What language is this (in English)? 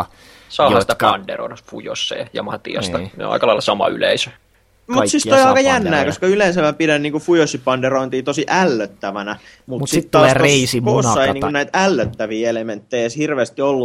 Finnish